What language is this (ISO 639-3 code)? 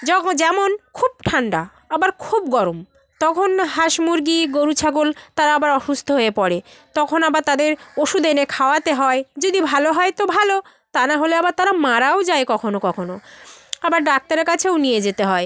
ben